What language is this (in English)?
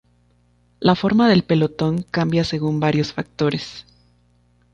Spanish